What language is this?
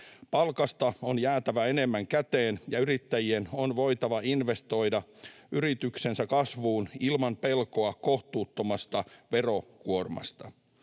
Finnish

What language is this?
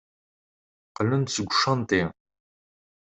Kabyle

